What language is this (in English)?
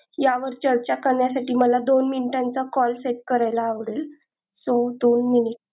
Marathi